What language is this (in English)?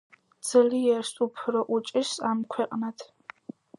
Georgian